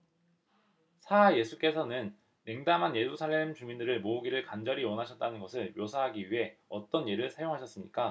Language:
Korean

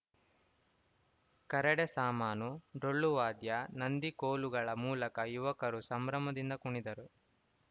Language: Kannada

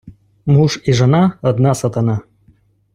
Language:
Ukrainian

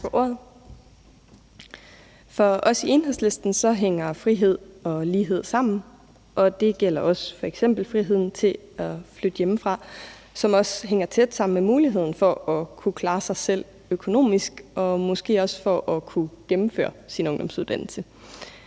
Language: Danish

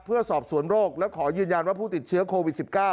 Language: Thai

